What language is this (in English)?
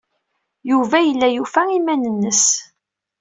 Kabyle